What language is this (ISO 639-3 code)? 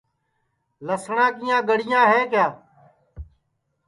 ssi